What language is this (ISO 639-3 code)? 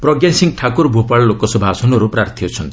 ori